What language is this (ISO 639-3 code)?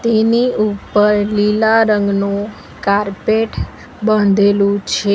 guj